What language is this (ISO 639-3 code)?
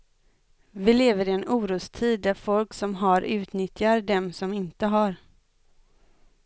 swe